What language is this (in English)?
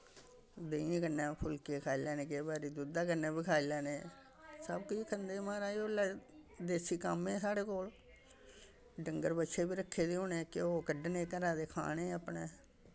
Dogri